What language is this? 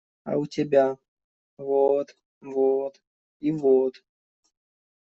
Russian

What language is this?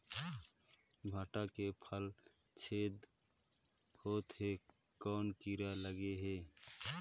Chhattisgarhi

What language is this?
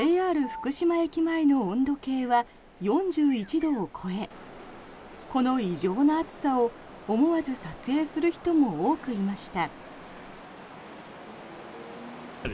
Japanese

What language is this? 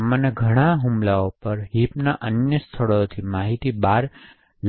Gujarati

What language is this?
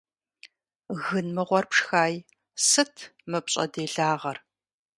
Kabardian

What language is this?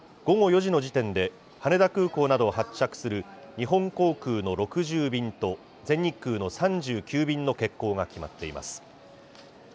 Japanese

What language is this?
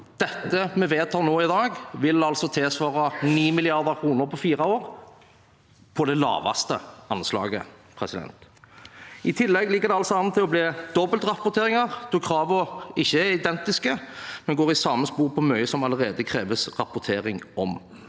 Norwegian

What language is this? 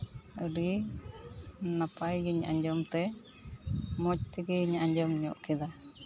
Santali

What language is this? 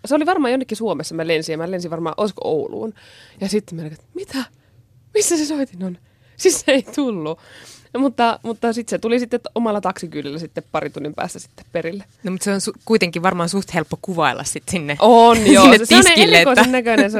Finnish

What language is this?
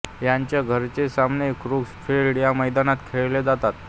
Marathi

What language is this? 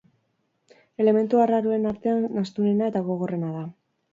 Basque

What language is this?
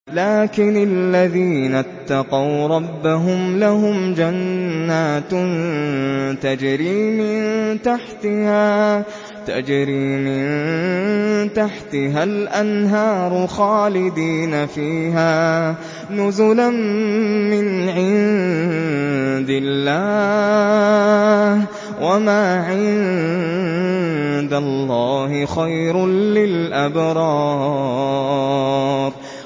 Arabic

